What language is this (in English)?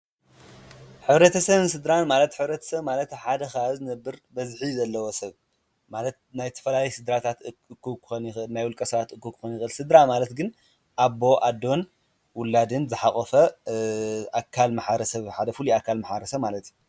Tigrinya